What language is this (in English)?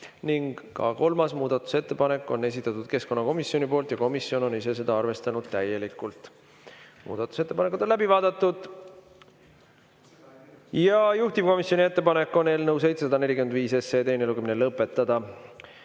Estonian